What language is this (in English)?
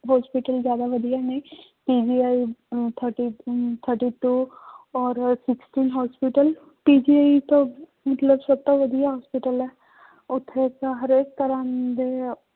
Punjabi